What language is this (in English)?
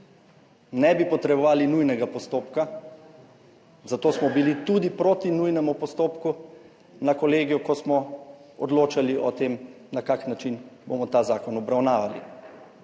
Slovenian